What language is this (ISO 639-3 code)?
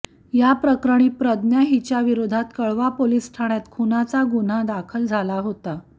mar